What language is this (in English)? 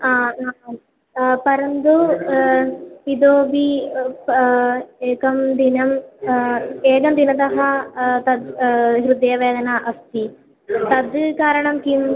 Sanskrit